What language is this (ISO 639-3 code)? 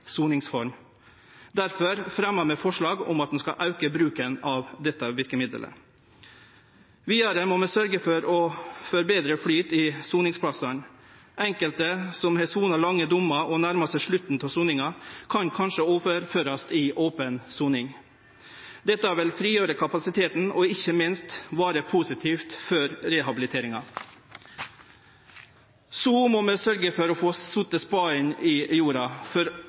nno